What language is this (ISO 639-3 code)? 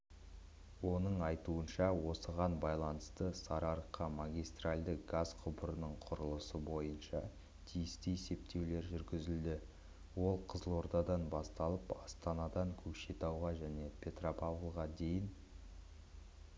kaz